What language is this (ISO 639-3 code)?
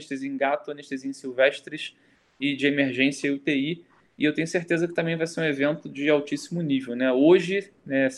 por